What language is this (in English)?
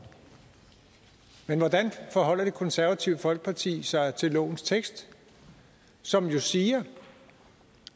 Danish